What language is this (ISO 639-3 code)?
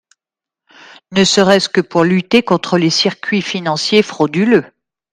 fra